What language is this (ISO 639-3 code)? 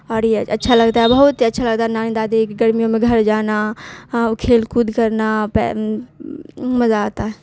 urd